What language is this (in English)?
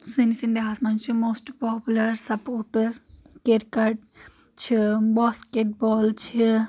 Kashmiri